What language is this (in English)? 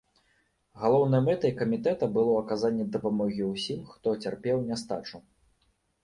Belarusian